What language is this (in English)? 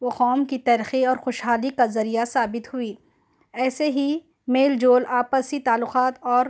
Urdu